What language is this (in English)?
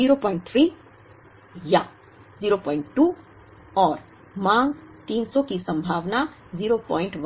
Hindi